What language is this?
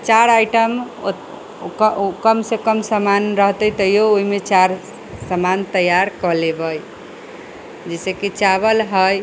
Maithili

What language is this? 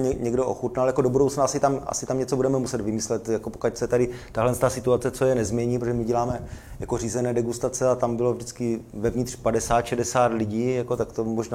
Czech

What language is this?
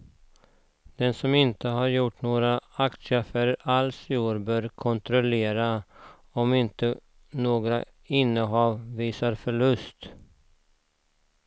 Swedish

